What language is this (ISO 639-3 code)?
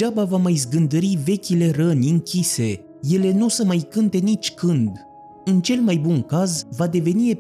ron